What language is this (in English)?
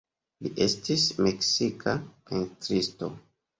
Esperanto